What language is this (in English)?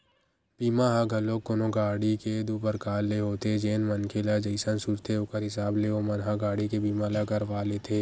Chhattisgarhi